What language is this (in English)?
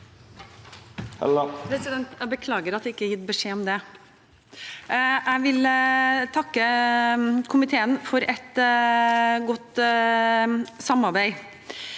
Norwegian